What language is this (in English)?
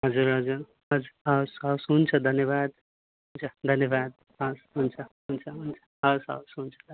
Nepali